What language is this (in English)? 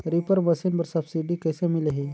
Chhattisgarhi